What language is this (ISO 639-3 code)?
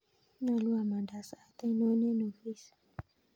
kln